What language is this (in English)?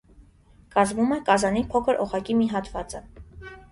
Armenian